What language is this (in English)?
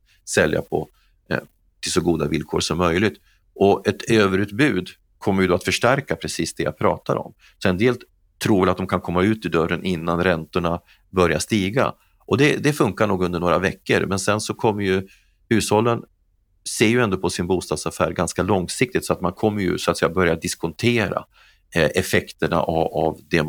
Swedish